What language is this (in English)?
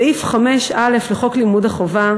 Hebrew